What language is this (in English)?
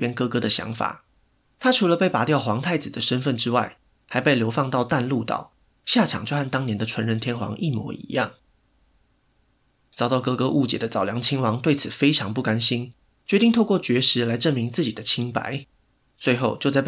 Chinese